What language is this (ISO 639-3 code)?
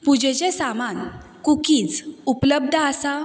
kok